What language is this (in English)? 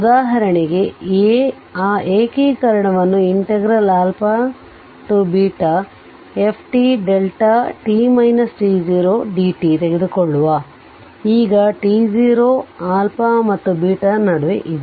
Kannada